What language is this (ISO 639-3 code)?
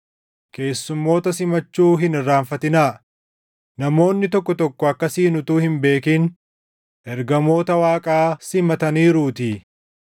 orm